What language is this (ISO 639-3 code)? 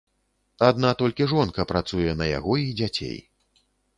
bel